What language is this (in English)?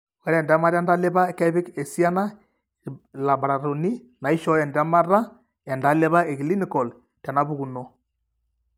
Masai